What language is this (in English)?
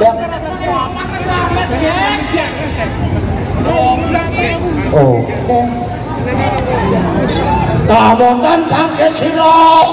Indonesian